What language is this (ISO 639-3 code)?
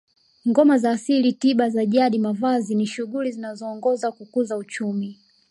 swa